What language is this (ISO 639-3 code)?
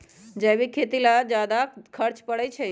mag